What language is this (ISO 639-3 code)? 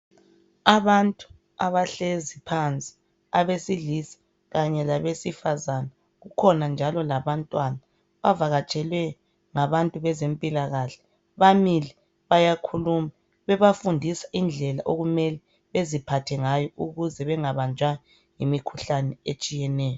nde